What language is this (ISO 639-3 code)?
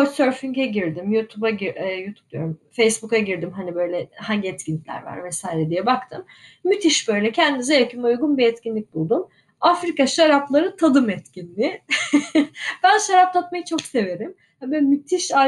tur